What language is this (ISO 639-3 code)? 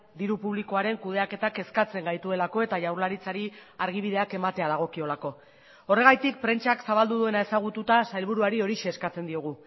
eus